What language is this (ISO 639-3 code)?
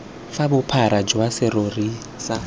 tsn